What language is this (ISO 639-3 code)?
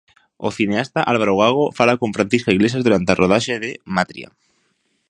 glg